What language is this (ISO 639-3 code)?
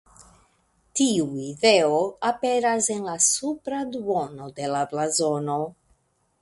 epo